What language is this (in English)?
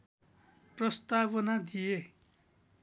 Nepali